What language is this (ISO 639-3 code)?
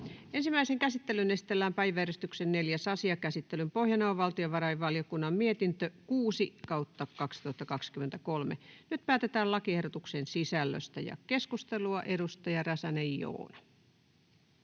fin